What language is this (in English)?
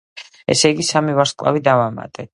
Georgian